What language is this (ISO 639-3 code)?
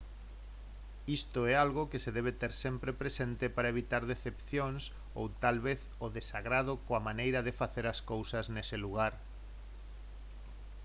glg